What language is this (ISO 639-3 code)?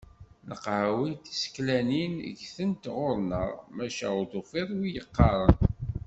kab